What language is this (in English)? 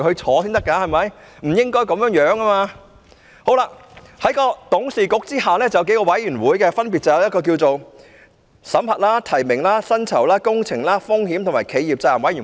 Cantonese